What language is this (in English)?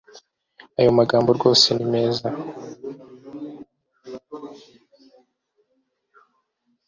Kinyarwanda